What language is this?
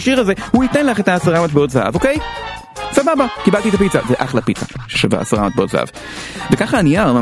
Hebrew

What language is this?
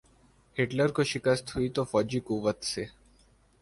Urdu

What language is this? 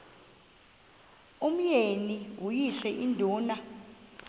Xhosa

